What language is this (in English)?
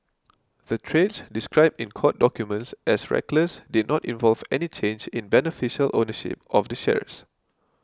English